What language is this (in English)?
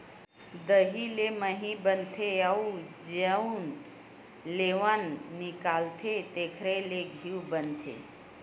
Chhattisgarhi